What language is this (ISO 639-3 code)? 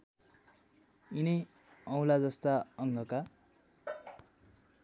nep